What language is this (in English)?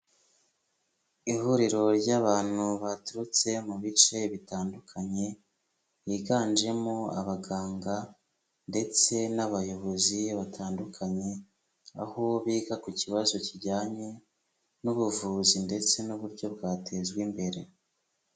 Kinyarwanda